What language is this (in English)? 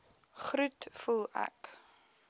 Afrikaans